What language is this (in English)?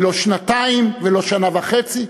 Hebrew